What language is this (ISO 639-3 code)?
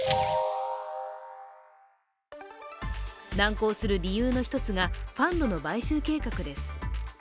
jpn